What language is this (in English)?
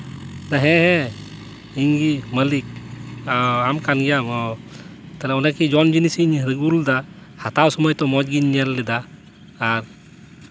Santali